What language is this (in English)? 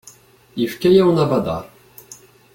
Kabyle